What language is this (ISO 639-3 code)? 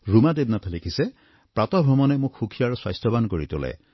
asm